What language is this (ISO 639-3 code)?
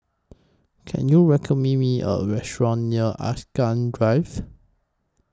eng